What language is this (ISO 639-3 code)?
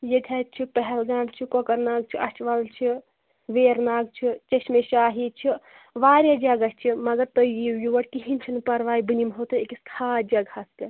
kas